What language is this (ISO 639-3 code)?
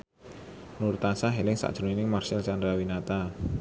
jav